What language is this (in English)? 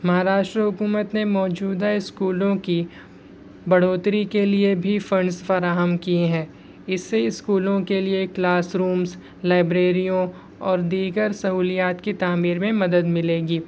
Urdu